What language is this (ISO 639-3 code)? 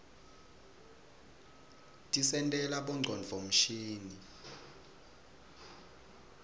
ssw